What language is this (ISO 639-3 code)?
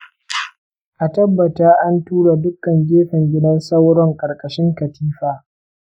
hau